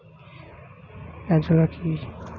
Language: Bangla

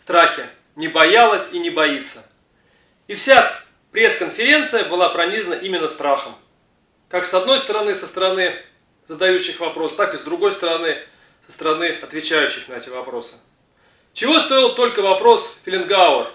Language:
Russian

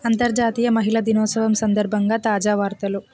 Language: Telugu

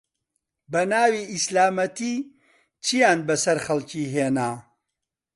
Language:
Central Kurdish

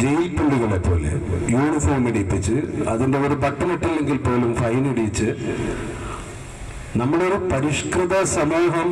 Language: Romanian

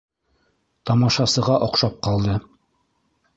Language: Bashkir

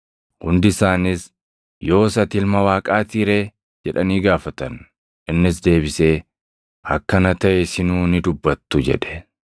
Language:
Oromo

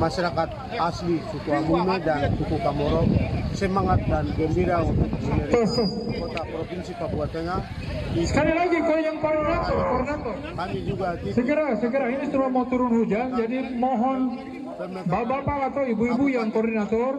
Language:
Indonesian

